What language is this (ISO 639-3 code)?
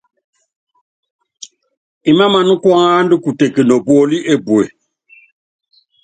yav